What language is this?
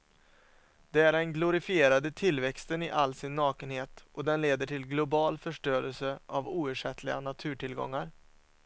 Swedish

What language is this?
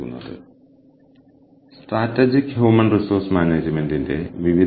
Malayalam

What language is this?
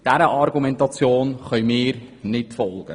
Swiss German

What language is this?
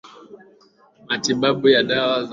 Swahili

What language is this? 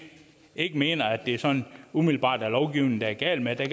Danish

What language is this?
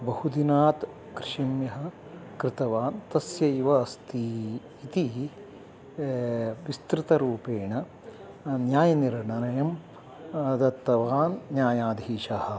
Sanskrit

